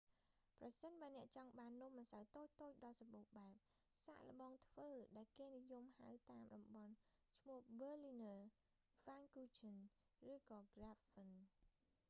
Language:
Khmer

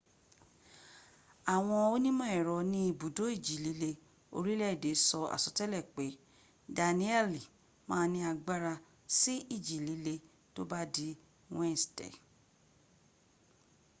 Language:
Yoruba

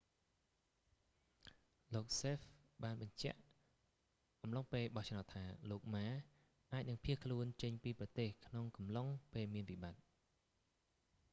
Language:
Khmer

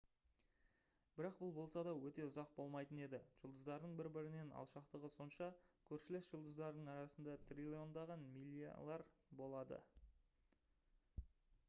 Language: Kazakh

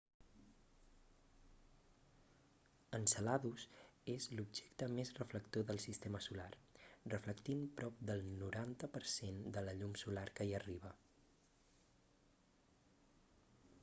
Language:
Catalan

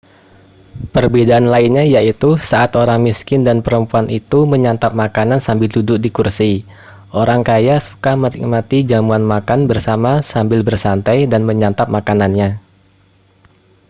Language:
Indonesian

